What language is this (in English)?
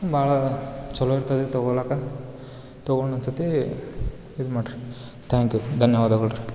Kannada